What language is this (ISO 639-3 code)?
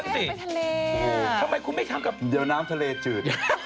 tha